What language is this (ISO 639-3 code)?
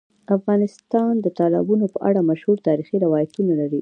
pus